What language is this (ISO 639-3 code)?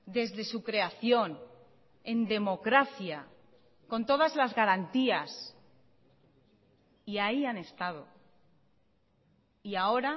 spa